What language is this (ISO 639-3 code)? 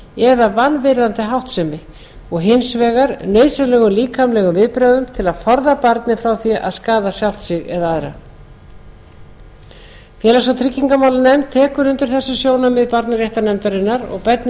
isl